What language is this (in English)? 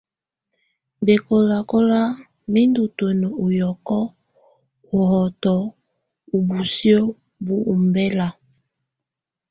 Tunen